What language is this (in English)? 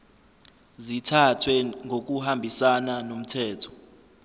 Zulu